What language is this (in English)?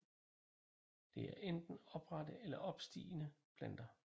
Danish